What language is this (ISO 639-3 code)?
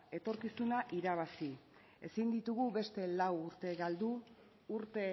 eus